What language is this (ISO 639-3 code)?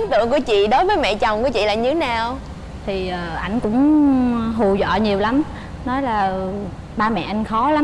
vie